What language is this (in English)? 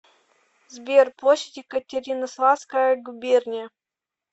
Russian